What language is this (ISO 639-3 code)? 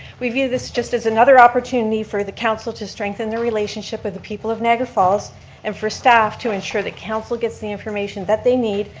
eng